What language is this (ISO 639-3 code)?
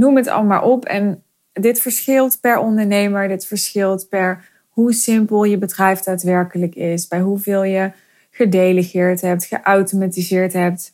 nld